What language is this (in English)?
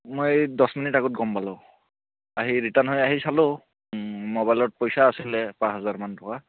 Assamese